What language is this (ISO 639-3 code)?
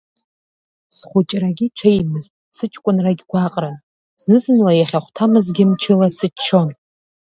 abk